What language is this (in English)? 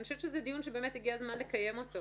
Hebrew